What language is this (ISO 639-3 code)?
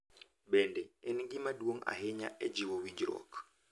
luo